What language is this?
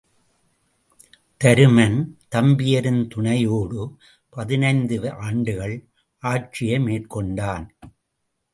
Tamil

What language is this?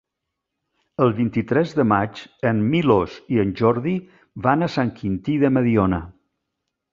Catalan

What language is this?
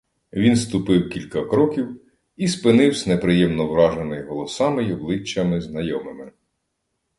Ukrainian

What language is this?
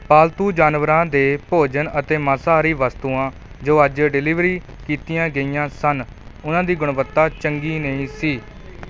Punjabi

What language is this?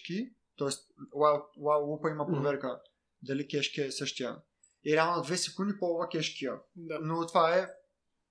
Bulgarian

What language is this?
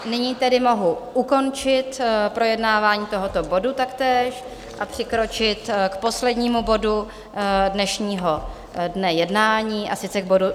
Czech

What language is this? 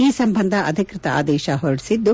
Kannada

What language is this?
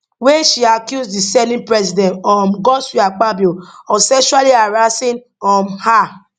Nigerian Pidgin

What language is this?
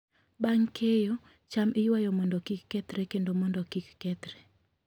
Luo (Kenya and Tanzania)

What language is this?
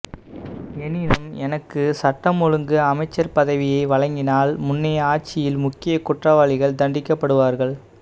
Tamil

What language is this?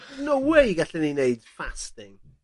Welsh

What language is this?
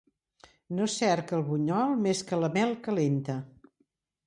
Catalan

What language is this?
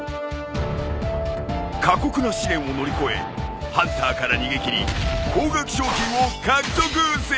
Japanese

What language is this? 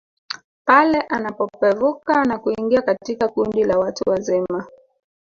Swahili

